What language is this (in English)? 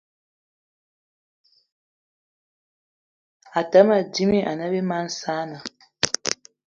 Eton (Cameroon)